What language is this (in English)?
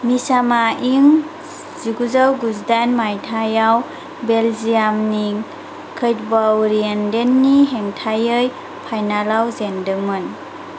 Bodo